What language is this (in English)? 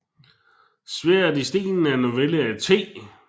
Danish